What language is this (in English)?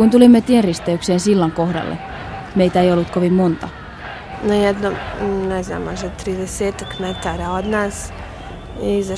Finnish